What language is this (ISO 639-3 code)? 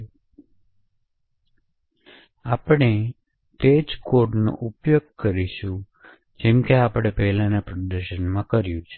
guj